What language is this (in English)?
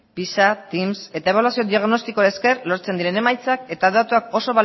Basque